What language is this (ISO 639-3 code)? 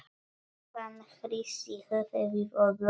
isl